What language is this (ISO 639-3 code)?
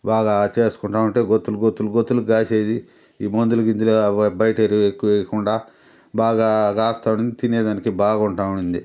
tel